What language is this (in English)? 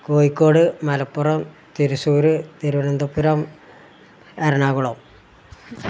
Malayalam